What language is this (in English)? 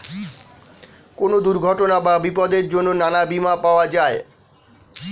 Bangla